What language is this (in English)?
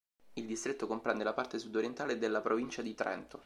Italian